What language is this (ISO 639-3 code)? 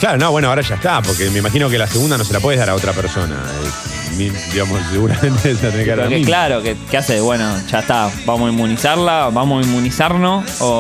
spa